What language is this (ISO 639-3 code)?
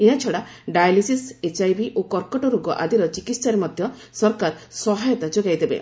ori